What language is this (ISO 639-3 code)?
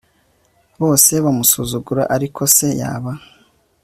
kin